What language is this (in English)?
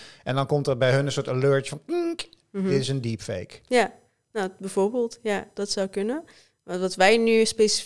Dutch